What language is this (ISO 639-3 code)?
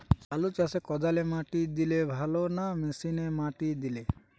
ben